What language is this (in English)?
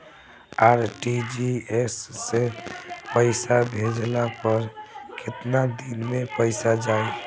Bhojpuri